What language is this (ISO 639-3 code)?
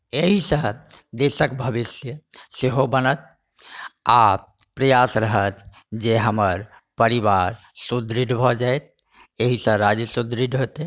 mai